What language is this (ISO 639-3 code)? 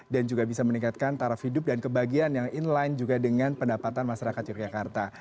ind